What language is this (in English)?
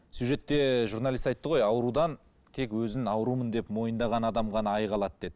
Kazakh